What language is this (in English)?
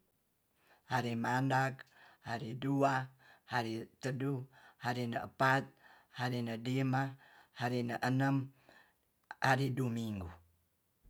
Tonsea